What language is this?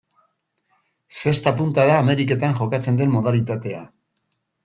Basque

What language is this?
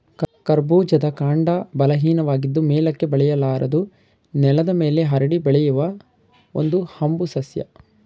Kannada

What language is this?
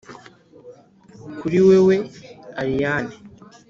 Kinyarwanda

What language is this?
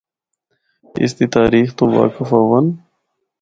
Northern Hindko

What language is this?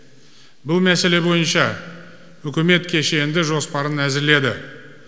Kazakh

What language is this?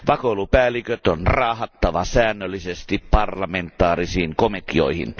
Finnish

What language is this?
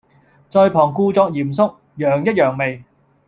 Cantonese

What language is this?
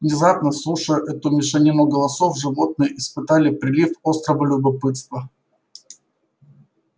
Russian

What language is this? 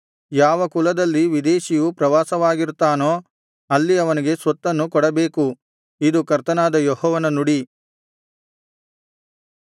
Kannada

